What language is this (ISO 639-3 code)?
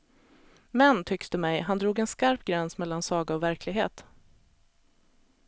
swe